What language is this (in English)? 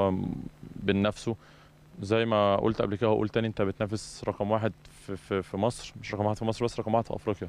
Arabic